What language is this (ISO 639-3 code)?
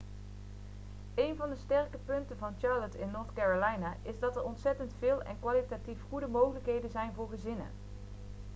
nld